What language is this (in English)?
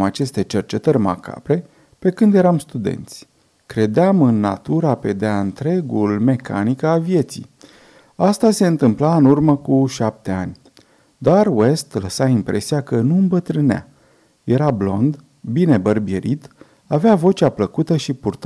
Romanian